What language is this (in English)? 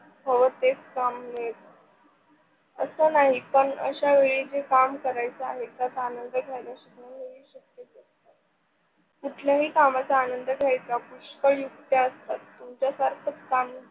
Marathi